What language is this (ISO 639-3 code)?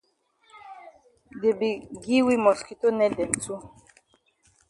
wes